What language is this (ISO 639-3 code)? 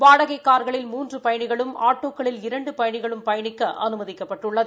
tam